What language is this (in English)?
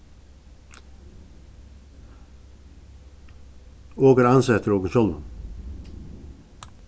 Faroese